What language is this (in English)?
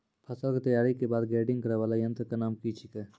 Maithili